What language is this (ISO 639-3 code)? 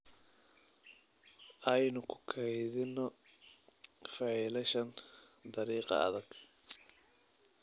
som